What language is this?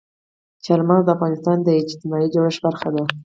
Pashto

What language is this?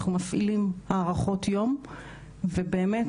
Hebrew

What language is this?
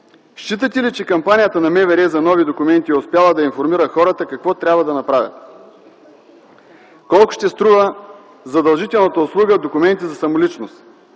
Bulgarian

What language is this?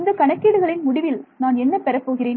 Tamil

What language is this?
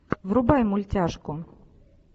Russian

